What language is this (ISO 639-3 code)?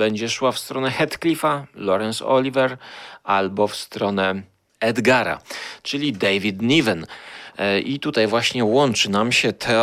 pol